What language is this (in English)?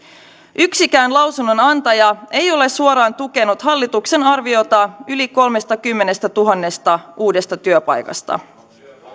Finnish